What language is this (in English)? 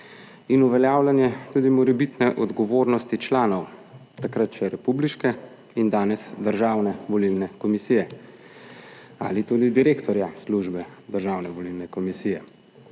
Slovenian